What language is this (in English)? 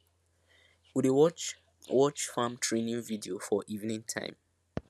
Nigerian Pidgin